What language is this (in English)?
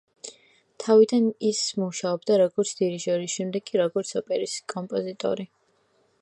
Georgian